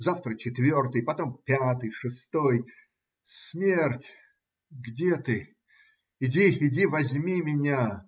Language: Russian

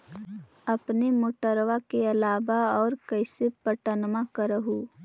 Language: Magahi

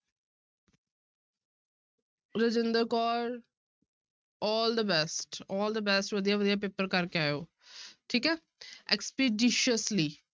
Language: Punjabi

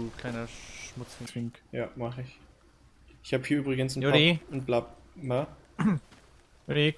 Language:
German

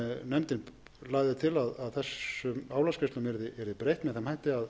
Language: Icelandic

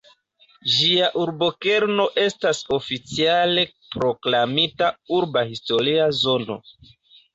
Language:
Esperanto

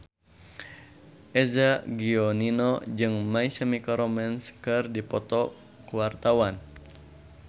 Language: Sundanese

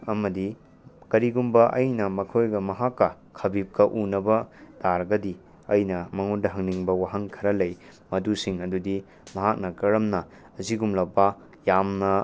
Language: Manipuri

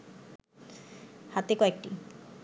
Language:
Bangla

